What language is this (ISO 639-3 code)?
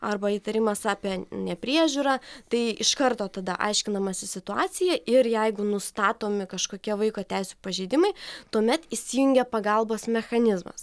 lit